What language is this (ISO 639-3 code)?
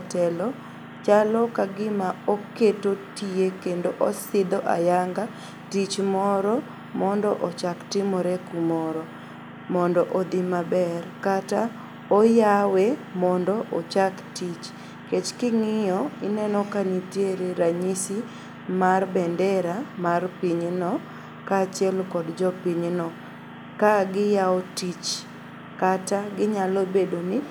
luo